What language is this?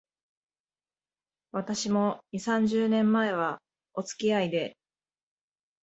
Japanese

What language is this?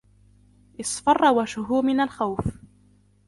Arabic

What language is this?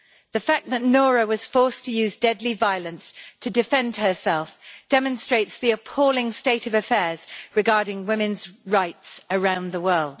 English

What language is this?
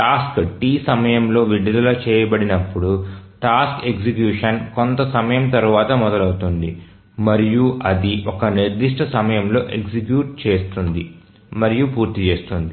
Telugu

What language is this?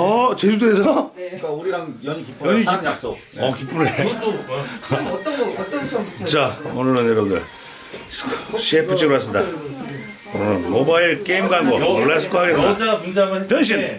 Korean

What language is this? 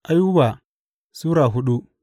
Hausa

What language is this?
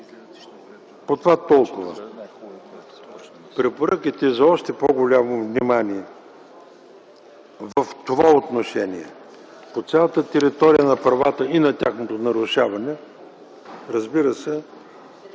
Bulgarian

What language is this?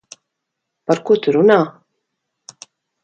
Latvian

